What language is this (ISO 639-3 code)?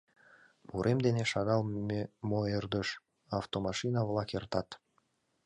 chm